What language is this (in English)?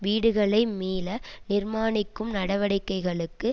Tamil